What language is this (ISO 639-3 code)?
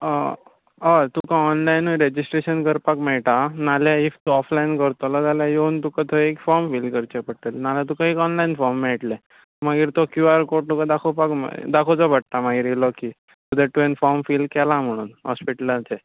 kok